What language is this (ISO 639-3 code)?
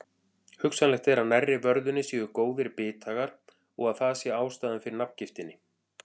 isl